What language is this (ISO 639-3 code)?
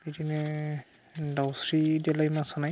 brx